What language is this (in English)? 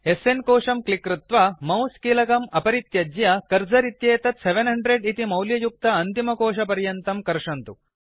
Sanskrit